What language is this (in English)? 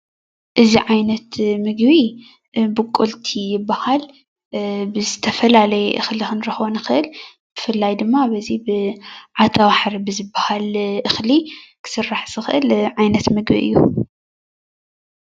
Tigrinya